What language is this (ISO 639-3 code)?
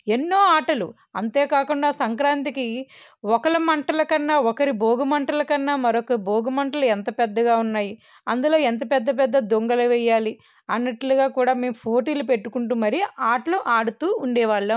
tel